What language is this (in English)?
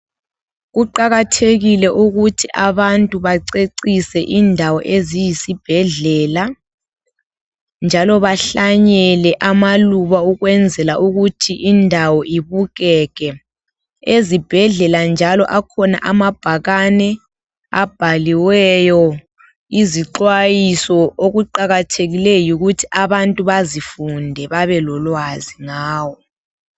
North Ndebele